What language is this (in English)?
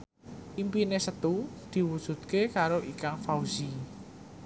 Javanese